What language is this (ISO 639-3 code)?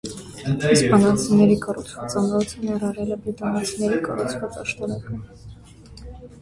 hye